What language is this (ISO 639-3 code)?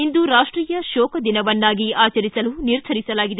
kan